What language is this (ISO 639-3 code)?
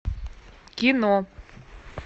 rus